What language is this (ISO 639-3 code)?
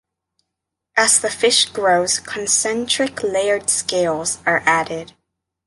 eng